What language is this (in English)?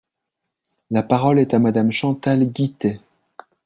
French